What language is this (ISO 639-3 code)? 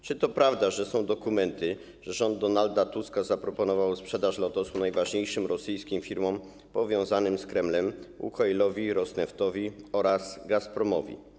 pol